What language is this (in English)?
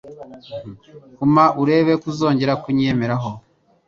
Kinyarwanda